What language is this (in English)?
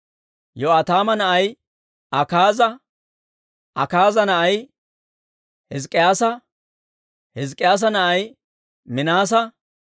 Dawro